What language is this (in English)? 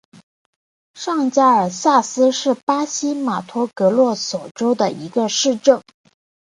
Chinese